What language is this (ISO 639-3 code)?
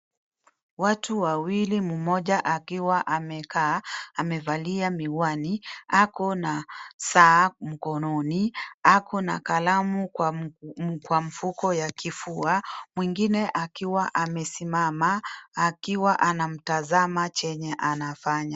swa